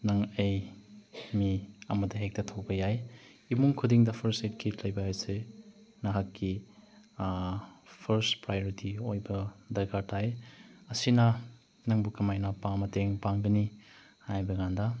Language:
Manipuri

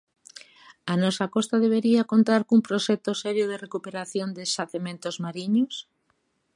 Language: Galician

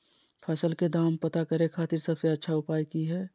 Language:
Magahi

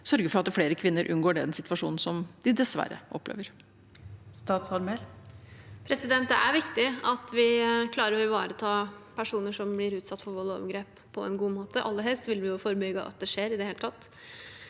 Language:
Norwegian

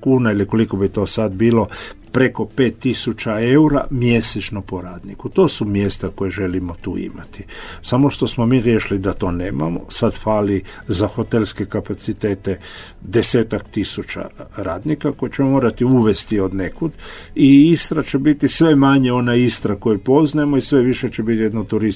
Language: Croatian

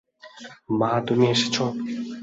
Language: Bangla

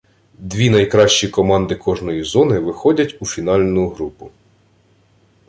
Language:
Ukrainian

